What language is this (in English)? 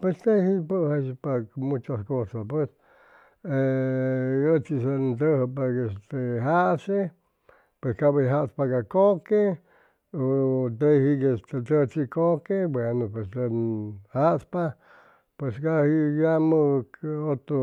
Chimalapa Zoque